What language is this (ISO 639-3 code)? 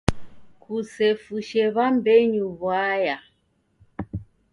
dav